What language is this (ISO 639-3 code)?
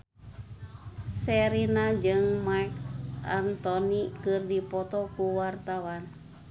sun